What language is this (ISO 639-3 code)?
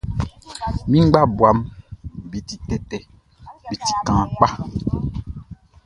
bci